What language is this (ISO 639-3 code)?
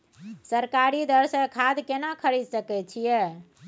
mai